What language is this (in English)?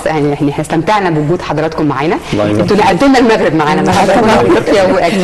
Arabic